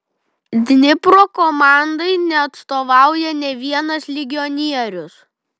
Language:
Lithuanian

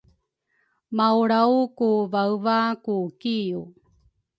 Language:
Rukai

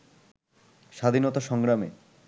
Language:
Bangla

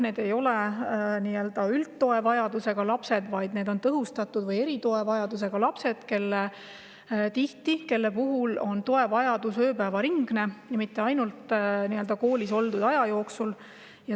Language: Estonian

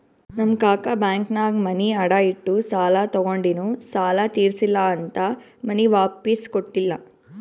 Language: Kannada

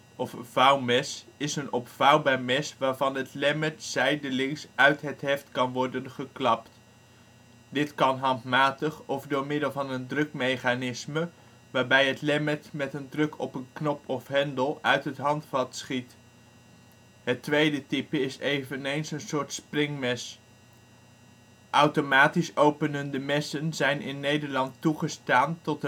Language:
Dutch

